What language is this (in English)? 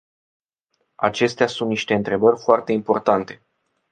Romanian